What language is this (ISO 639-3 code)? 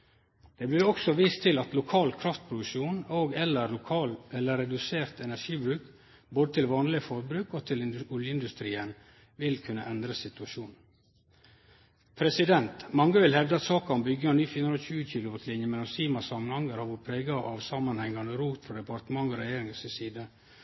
nno